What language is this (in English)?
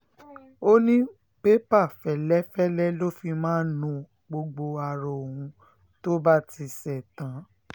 Yoruba